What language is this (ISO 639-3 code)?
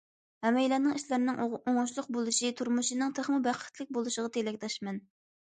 uig